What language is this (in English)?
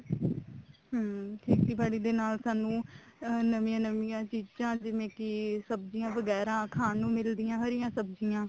Punjabi